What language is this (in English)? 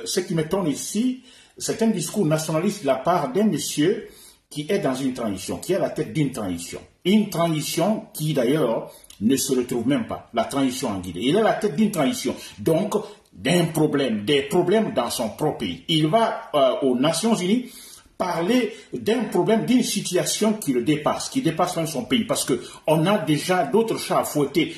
French